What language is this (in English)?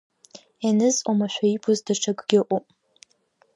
Abkhazian